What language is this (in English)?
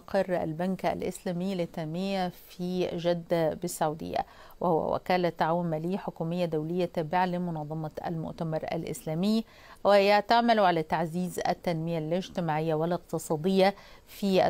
Arabic